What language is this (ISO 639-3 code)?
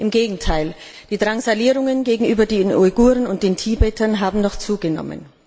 deu